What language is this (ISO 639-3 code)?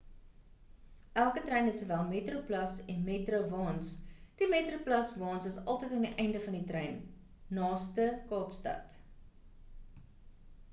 afr